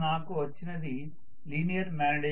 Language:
Telugu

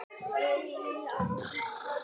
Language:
Icelandic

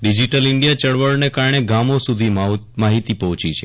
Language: Gujarati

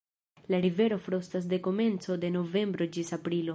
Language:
Esperanto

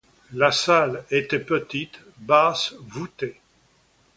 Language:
French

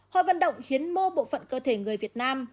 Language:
Vietnamese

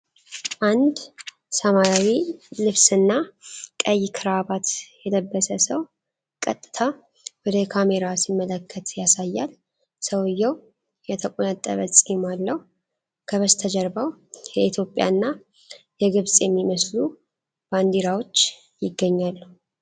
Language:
Amharic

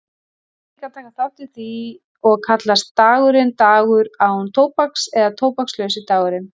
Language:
Icelandic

